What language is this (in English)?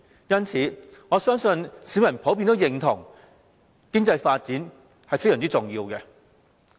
Cantonese